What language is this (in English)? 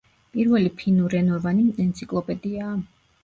Georgian